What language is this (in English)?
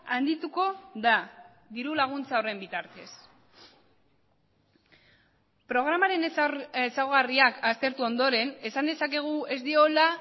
Basque